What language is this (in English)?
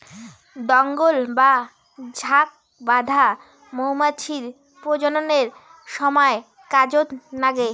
Bangla